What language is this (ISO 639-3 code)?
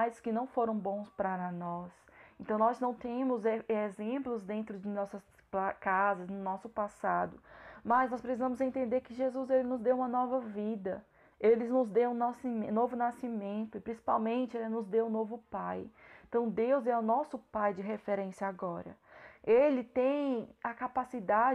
por